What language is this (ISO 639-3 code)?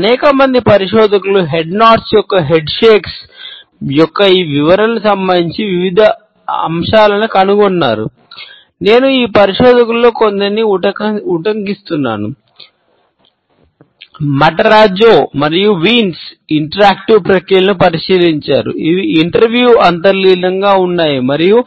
tel